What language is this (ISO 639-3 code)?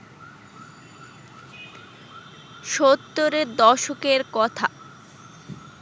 ben